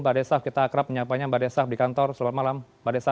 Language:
Indonesian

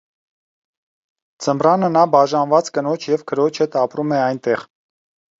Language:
Armenian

